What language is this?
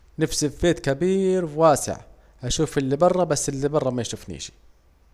Saidi Arabic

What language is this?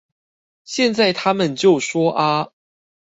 Chinese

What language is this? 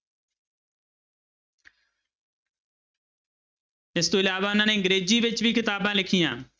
Punjabi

